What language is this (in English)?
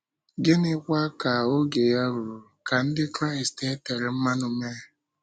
Igbo